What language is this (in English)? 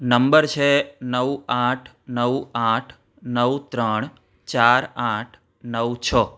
Gujarati